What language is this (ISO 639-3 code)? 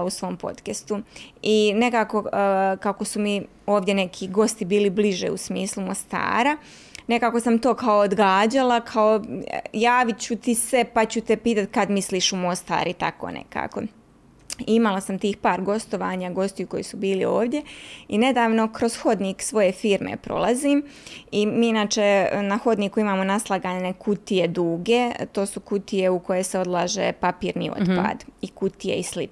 hrv